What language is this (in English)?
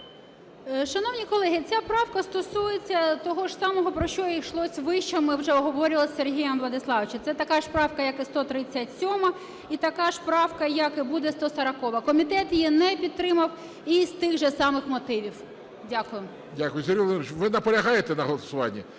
Ukrainian